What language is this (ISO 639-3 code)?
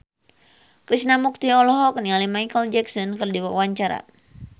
sun